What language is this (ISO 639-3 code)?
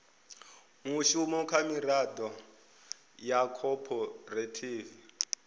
ven